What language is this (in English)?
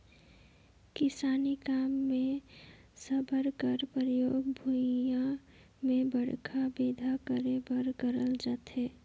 Chhattisgarhi